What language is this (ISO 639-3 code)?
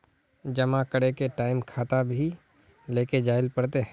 mag